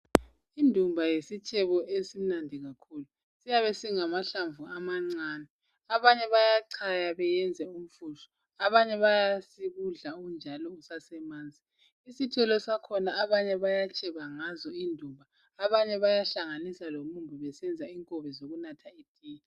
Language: North Ndebele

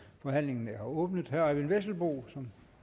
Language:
Danish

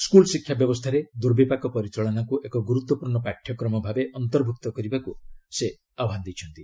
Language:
Odia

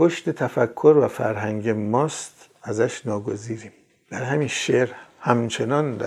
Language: Persian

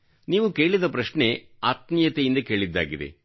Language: Kannada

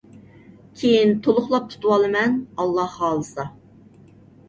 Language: Uyghur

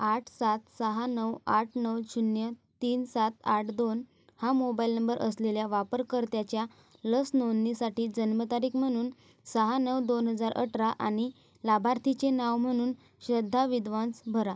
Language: Marathi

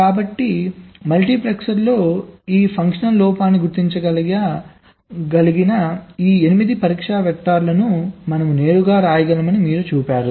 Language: Telugu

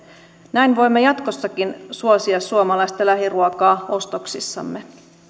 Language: Finnish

